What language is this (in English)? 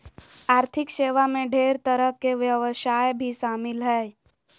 Magahi